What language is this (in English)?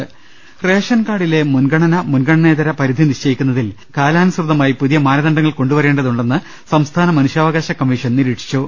Malayalam